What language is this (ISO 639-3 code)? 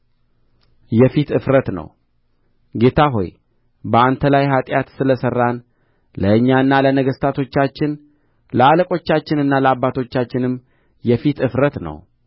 amh